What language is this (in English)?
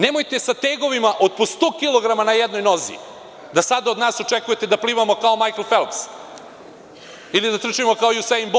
Serbian